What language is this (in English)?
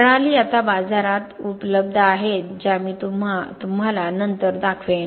Marathi